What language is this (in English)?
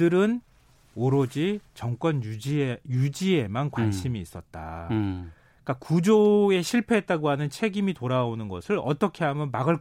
Korean